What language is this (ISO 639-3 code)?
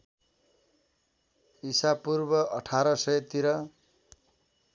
nep